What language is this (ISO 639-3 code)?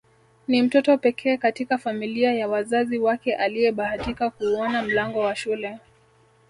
swa